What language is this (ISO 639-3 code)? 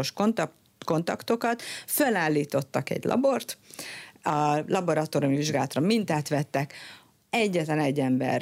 hun